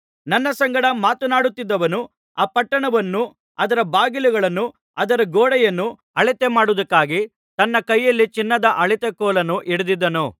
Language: Kannada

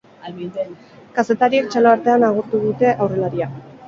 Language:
Basque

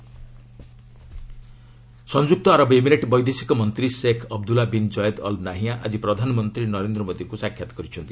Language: Odia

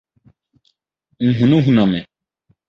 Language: Akan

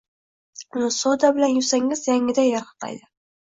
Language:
Uzbek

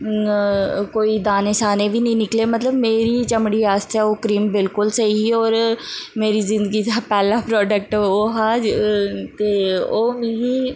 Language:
Dogri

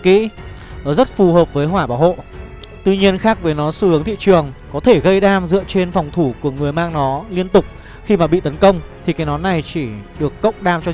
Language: Vietnamese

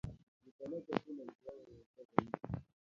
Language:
Swahili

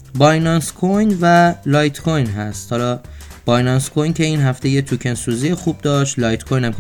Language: Persian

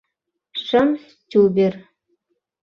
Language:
Mari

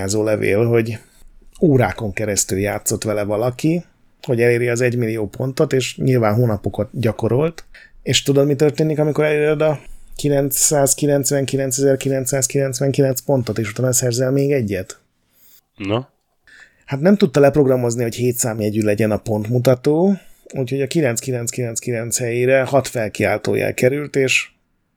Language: Hungarian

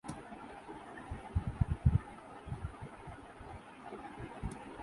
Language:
Urdu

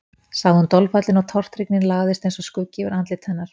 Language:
Icelandic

